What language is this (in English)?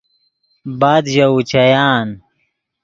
Yidgha